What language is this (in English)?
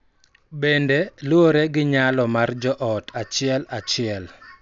Luo (Kenya and Tanzania)